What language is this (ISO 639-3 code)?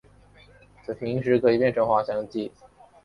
zho